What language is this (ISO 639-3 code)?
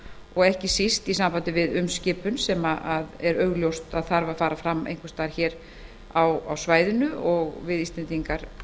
isl